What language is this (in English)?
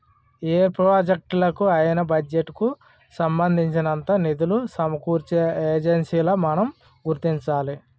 Telugu